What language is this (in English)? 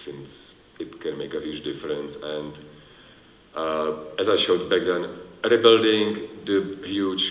English